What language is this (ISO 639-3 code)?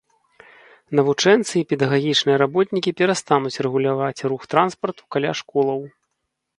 bel